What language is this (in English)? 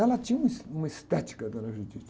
Portuguese